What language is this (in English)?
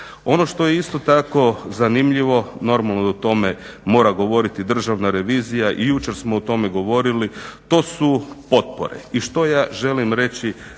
Croatian